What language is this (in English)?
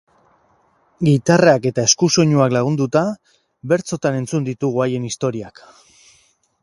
Basque